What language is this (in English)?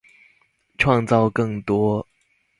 Chinese